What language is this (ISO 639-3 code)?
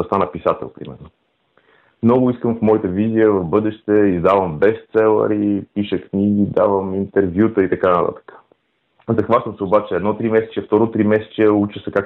bul